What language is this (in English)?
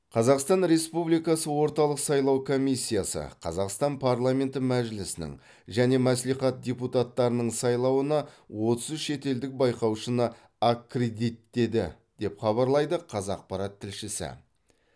Kazakh